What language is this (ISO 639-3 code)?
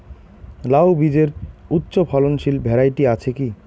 ben